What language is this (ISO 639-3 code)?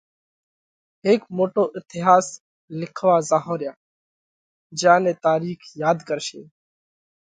kvx